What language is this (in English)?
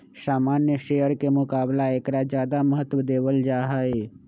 Magahi